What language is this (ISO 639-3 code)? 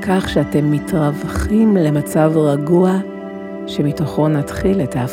heb